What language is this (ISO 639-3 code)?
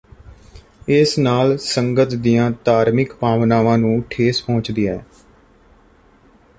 pan